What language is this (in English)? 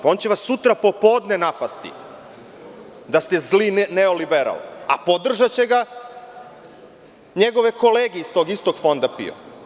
Serbian